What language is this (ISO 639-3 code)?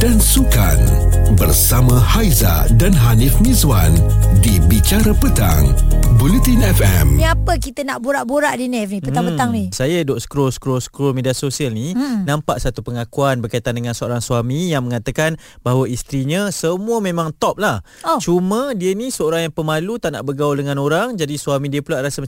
msa